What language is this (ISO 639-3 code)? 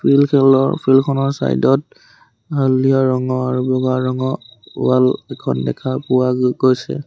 asm